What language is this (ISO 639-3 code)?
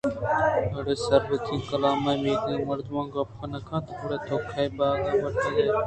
bgp